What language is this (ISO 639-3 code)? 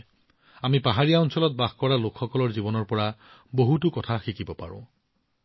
asm